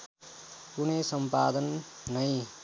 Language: Nepali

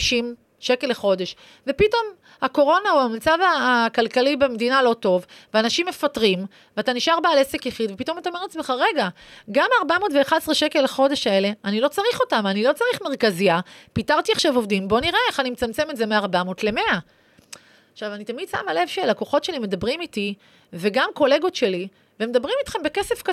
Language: Hebrew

